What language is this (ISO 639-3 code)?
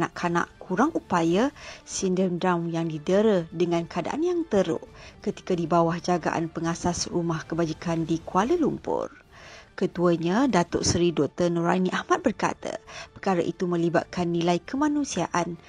msa